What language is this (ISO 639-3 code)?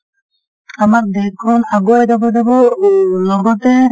asm